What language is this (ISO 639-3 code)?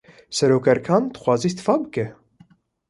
kur